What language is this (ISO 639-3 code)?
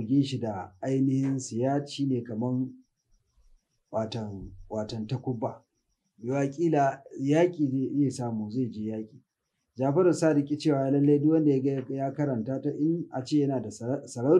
ara